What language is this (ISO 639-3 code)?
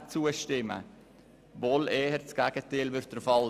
gsw